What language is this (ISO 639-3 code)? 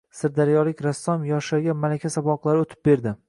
uzb